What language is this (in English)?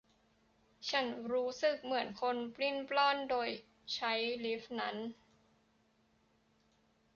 Thai